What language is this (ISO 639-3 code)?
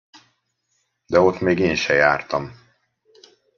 hun